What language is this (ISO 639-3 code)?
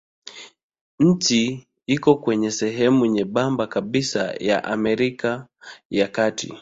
swa